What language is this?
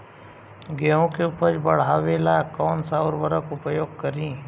Bhojpuri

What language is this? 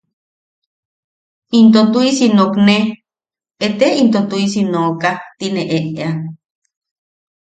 Yaqui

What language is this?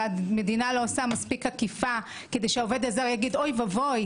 Hebrew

